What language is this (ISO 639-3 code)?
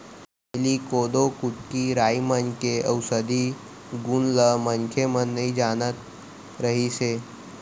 hne